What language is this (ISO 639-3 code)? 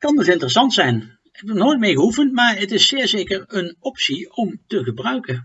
nld